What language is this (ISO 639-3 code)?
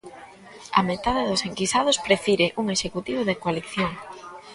glg